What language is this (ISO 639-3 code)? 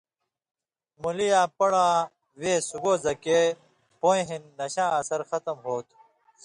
mvy